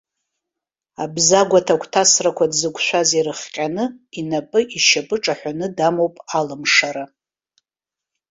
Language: Abkhazian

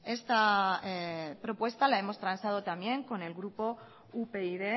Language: Spanish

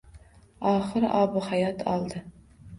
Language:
Uzbek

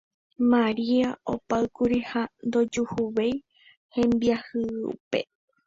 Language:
Guarani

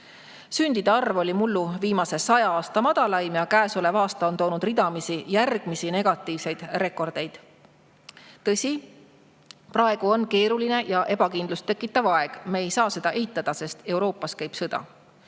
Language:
Estonian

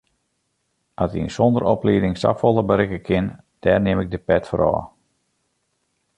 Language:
Western Frisian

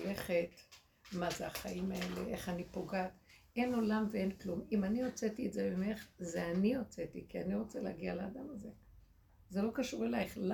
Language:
Hebrew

